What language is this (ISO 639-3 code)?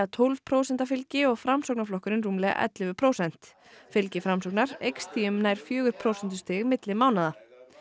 isl